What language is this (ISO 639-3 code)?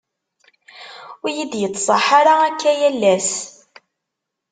kab